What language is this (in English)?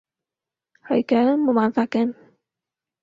Cantonese